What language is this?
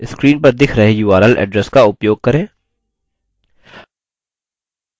Hindi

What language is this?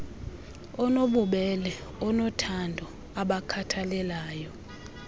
Xhosa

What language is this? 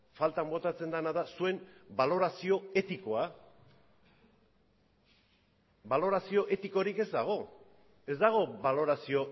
Basque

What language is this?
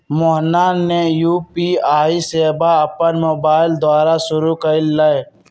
Magahi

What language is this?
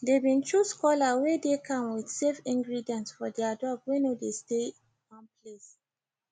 Nigerian Pidgin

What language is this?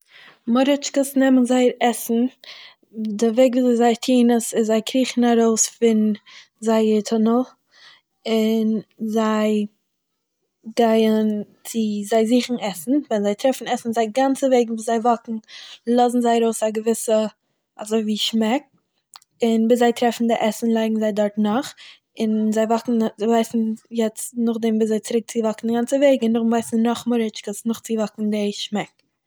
Yiddish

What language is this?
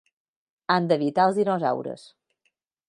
Catalan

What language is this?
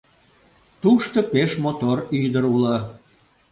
Mari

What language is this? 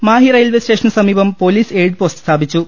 Malayalam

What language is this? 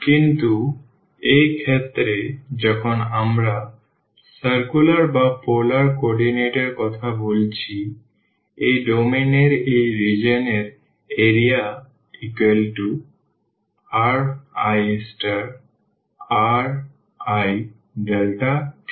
Bangla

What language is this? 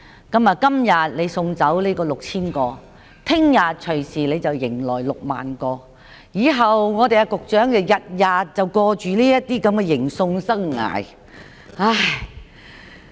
Cantonese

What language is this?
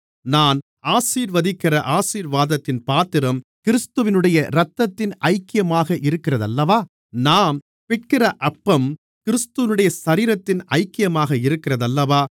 Tamil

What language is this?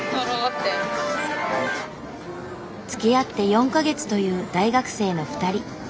Japanese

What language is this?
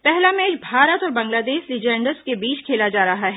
Hindi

